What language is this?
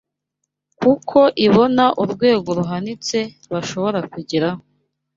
Kinyarwanda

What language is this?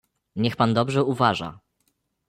Polish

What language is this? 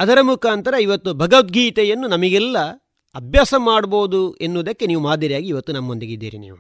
Kannada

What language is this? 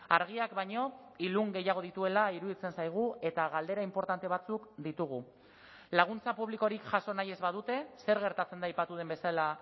Basque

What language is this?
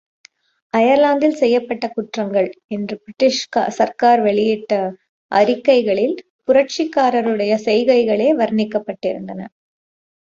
Tamil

